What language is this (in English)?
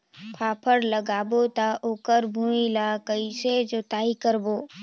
Chhattisgarhi